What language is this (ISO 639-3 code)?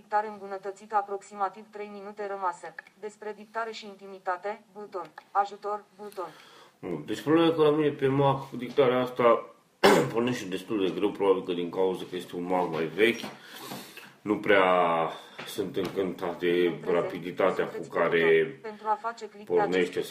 ron